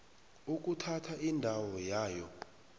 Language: South Ndebele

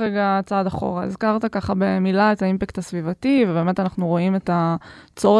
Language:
Hebrew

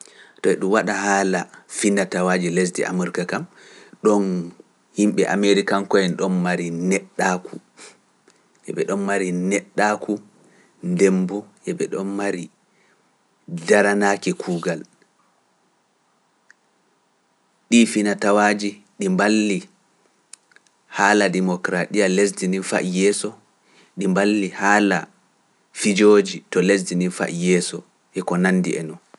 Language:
Pular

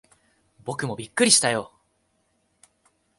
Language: Japanese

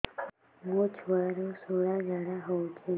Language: Odia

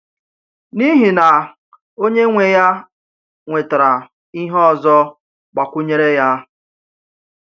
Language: Igbo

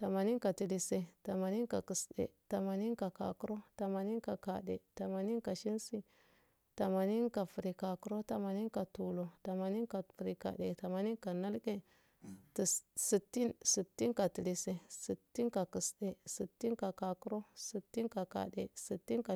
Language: Afade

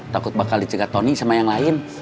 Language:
Indonesian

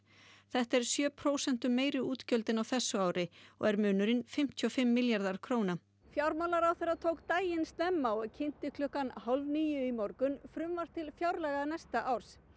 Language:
Icelandic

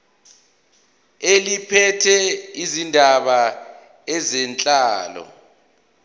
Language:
Zulu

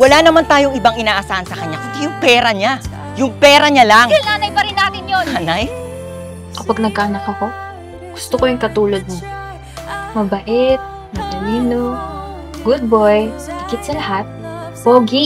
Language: Filipino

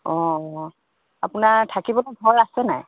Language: Assamese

